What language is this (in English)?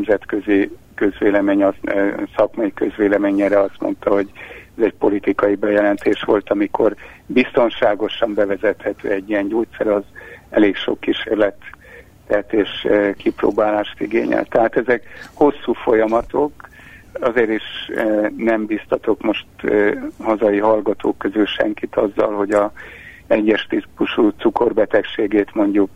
Hungarian